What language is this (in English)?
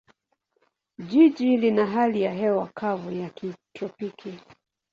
Swahili